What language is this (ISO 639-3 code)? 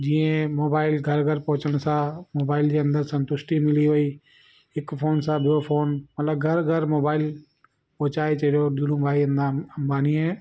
snd